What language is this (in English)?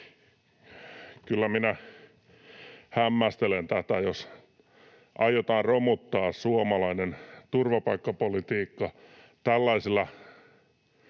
Finnish